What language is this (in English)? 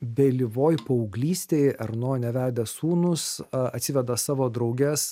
Lithuanian